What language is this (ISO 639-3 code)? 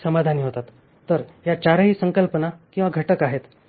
mar